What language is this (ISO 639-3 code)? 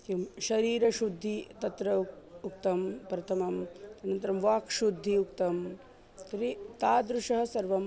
san